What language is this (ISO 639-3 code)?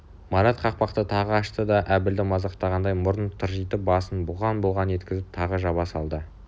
kaz